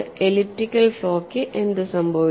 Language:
Malayalam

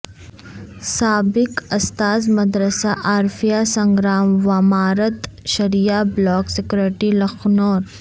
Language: Urdu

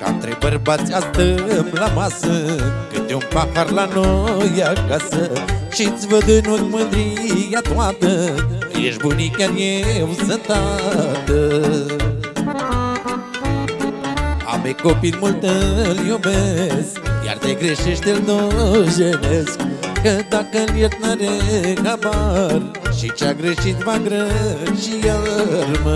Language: Romanian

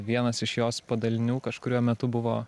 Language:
Lithuanian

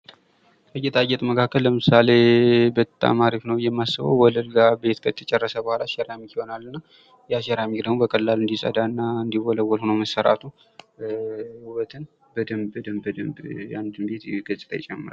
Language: Amharic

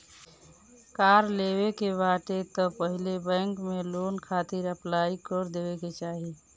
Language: Bhojpuri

